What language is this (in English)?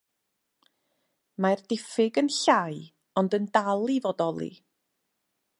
Welsh